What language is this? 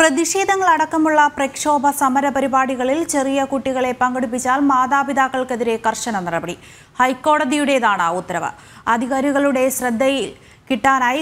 Malayalam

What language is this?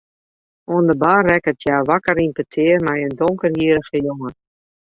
Western Frisian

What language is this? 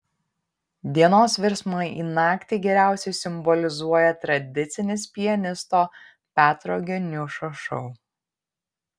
Lithuanian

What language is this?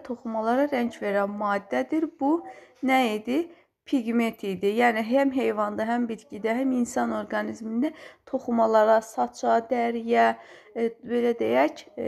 Turkish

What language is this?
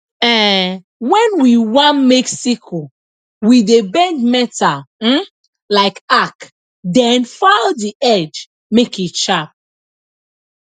Nigerian Pidgin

